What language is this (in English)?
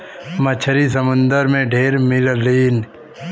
Bhojpuri